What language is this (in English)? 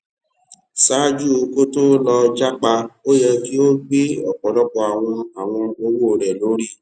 Yoruba